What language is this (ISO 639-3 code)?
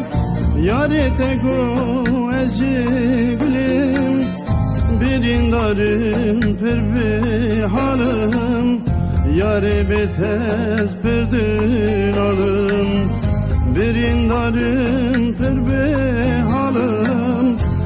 ara